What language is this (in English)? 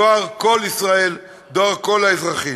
Hebrew